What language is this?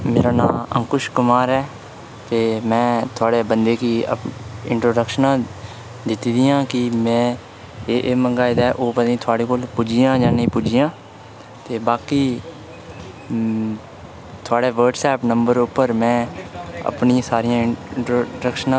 Dogri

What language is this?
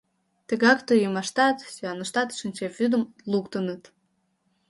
Mari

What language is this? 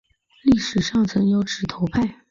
Chinese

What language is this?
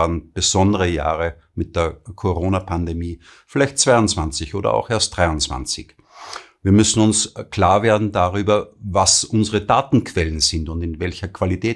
German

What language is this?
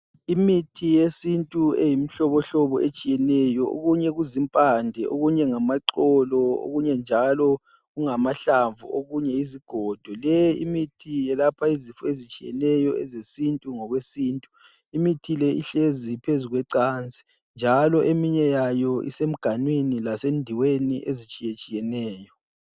North Ndebele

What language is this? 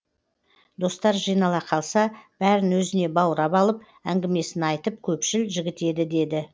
Kazakh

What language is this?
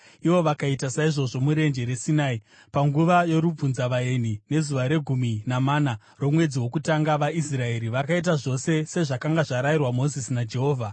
Shona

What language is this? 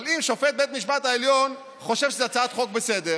Hebrew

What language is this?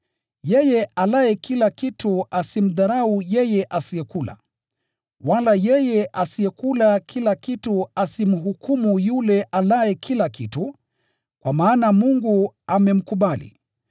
Swahili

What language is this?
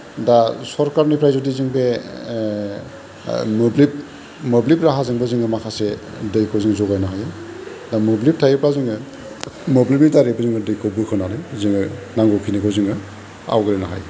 Bodo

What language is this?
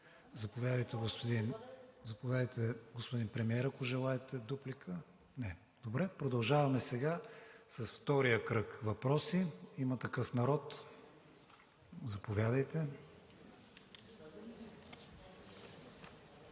Bulgarian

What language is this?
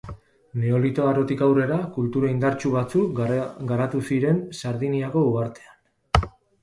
Basque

